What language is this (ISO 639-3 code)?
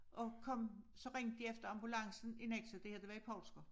dan